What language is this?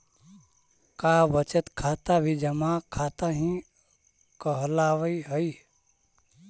Magahi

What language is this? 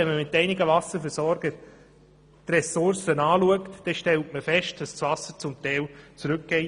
Swiss German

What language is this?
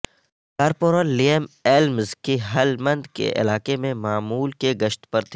Urdu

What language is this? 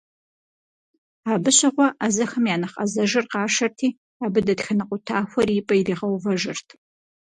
Kabardian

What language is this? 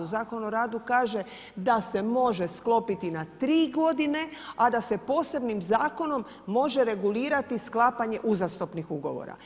Croatian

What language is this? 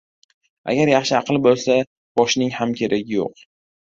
Uzbek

